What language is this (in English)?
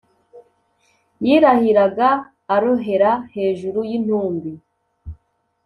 Kinyarwanda